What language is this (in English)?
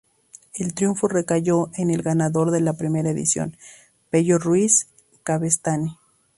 Spanish